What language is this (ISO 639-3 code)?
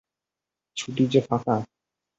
ben